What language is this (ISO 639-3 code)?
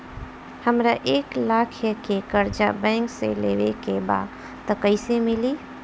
bho